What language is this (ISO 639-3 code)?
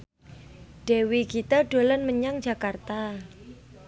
jav